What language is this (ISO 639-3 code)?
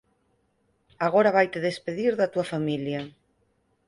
glg